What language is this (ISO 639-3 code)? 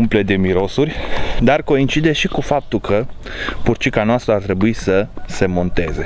ron